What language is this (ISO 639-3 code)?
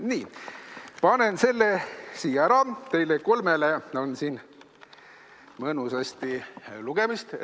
est